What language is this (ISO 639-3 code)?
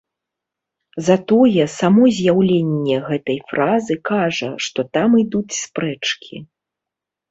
bel